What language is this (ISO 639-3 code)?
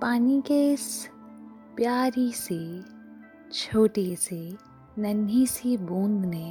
hin